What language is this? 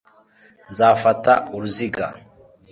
Kinyarwanda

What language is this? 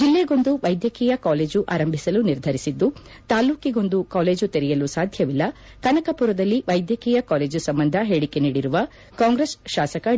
Kannada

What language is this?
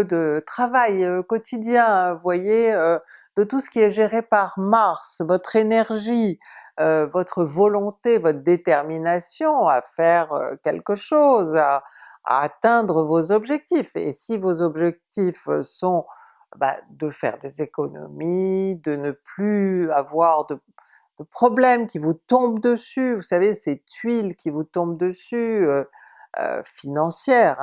French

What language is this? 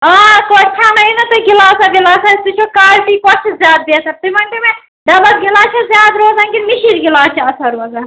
Kashmiri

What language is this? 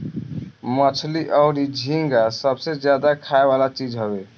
Bhojpuri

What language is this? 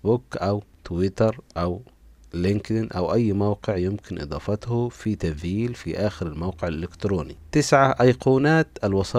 Arabic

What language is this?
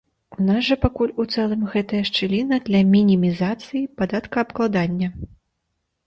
Belarusian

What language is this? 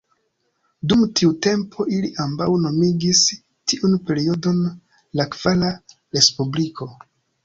Esperanto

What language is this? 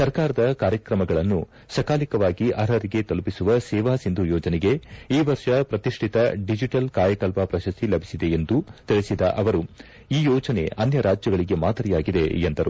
Kannada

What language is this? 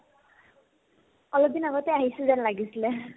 Assamese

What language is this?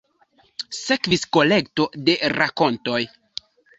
Esperanto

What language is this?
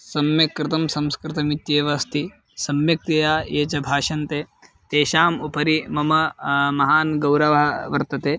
Sanskrit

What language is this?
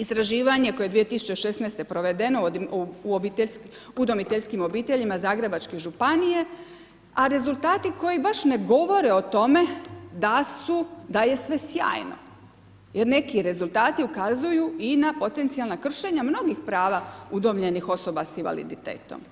Croatian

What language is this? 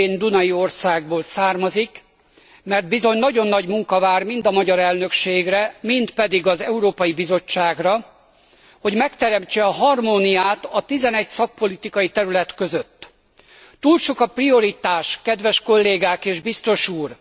Hungarian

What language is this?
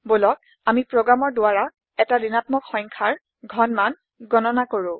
Assamese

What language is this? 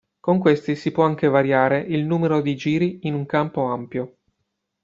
Italian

